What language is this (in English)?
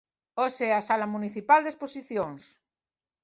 Galician